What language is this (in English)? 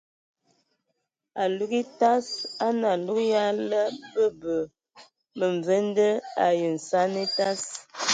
Ewondo